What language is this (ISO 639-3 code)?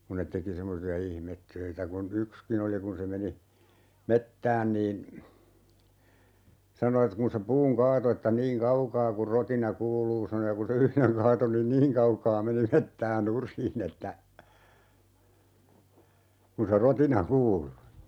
fin